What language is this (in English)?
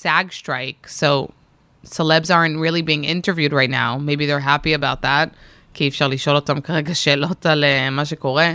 Hebrew